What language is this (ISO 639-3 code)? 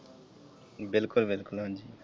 pan